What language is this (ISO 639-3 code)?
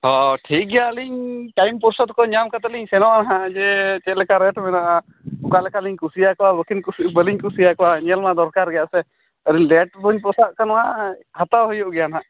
sat